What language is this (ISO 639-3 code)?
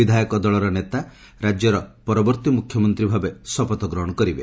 ori